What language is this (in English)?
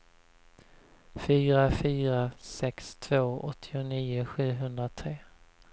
Swedish